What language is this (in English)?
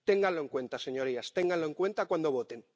Spanish